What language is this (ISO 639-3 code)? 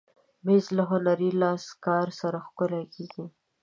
pus